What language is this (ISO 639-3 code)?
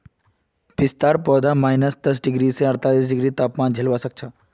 mag